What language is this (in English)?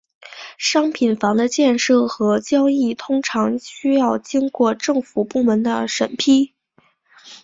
Chinese